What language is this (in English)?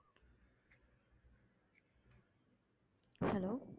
Tamil